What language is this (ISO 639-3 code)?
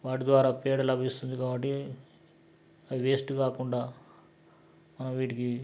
tel